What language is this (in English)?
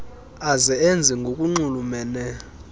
Xhosa